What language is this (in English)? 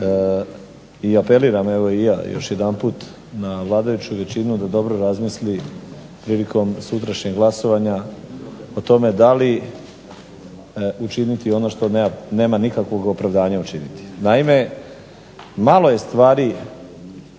Croatian